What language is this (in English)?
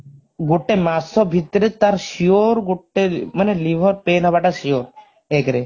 Odia